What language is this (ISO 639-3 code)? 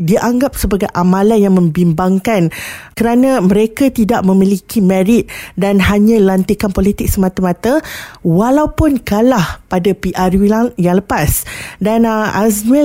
msa